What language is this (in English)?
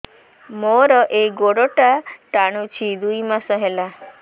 Odia